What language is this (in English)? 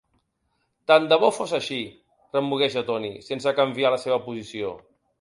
Catalan